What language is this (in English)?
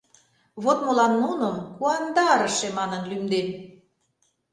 Mari